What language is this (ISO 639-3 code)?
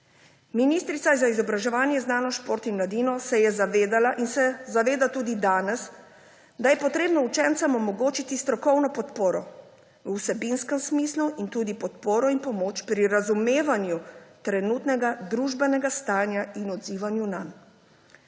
slv